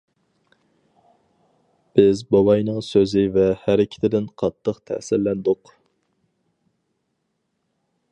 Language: Uyghur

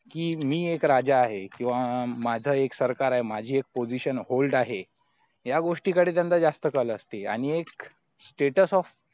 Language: Marathi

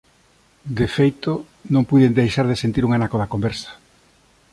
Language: Galician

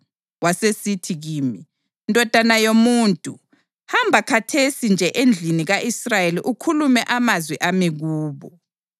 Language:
North Ndebele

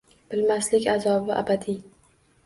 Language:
Uzbek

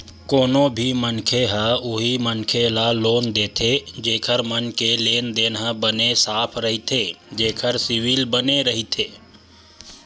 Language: Chhattisgarhi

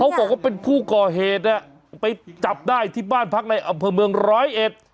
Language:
Thai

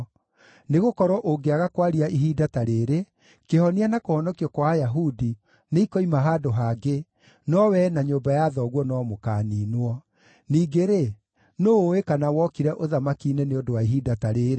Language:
Kikuyu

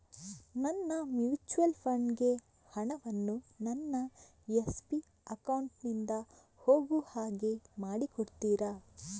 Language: Kannada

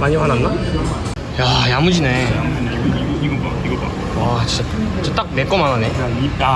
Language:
Korean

